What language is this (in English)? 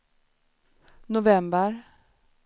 Swedish